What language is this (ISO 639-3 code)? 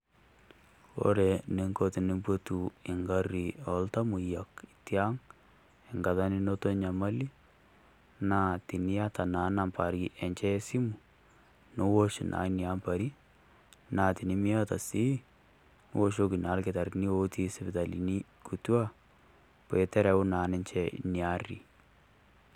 mas